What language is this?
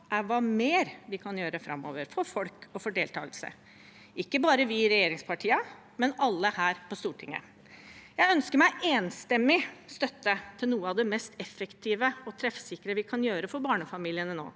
Norwegian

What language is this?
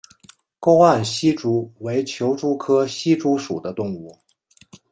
Chinese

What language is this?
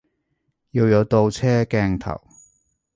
Cantonese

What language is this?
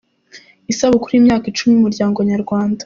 Kinyarwanda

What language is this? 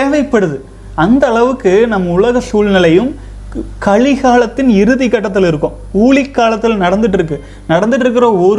Tamil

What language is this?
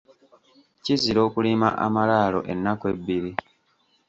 Ganda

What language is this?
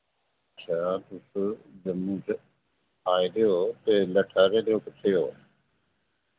Dogri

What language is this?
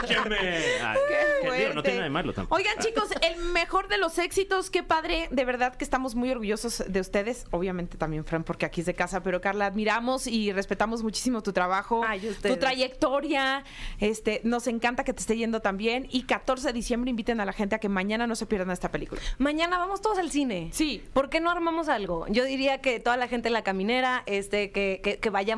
Spanish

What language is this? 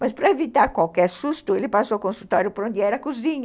Portuguese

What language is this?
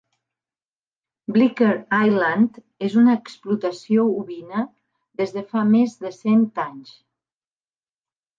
Catalan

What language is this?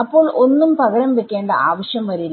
Malayalam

